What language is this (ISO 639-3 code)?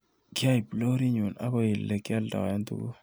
kln